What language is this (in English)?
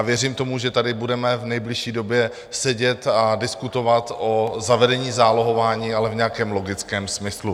Czech